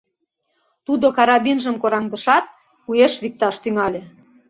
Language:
Mari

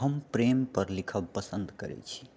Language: Maithili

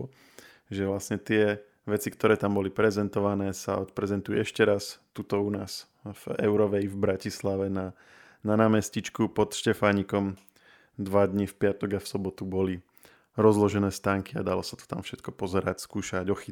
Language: Slovak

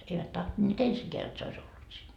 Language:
Finnish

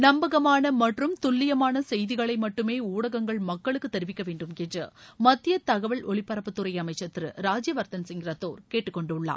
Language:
Tamil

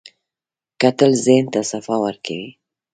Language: Pashto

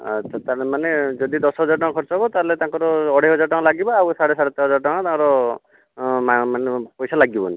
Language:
Odia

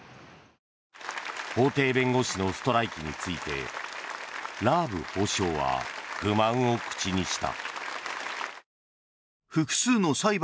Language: Japanese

